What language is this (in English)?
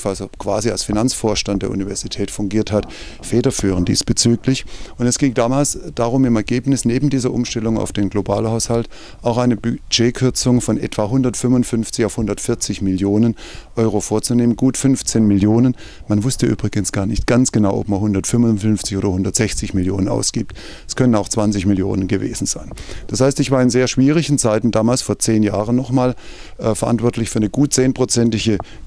German